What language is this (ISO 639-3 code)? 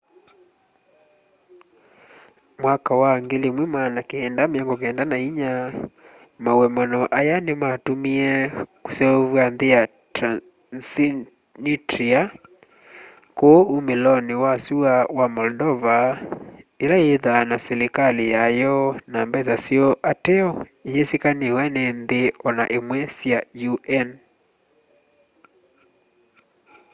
kam